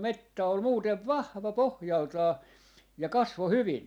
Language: Finnish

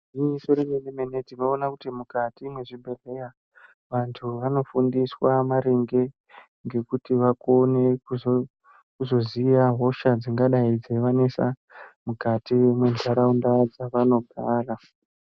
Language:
Ndau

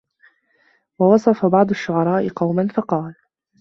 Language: Arabic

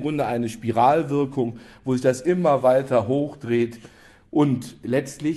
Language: German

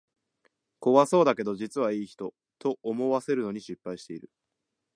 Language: Japanese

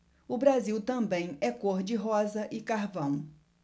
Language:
Portuguese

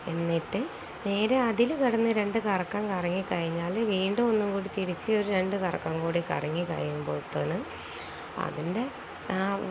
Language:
Malayalam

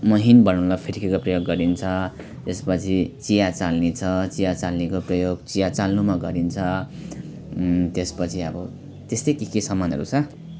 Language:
Nepali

